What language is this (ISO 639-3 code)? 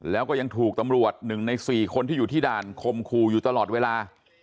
tha